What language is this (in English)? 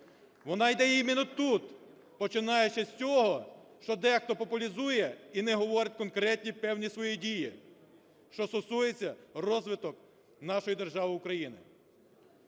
Ukrainian